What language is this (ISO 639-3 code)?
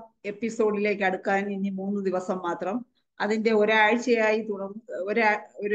mal